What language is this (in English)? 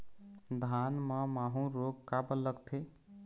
Chhattisgarhi